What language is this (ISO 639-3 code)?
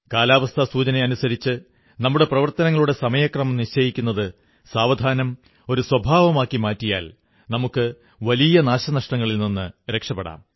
mal